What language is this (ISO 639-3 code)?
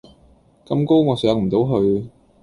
yue